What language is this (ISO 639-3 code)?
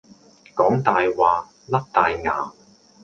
yue